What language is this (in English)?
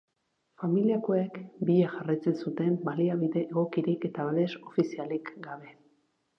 Basque